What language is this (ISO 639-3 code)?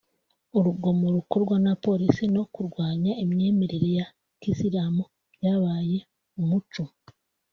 kin